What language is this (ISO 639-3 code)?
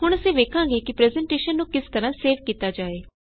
pan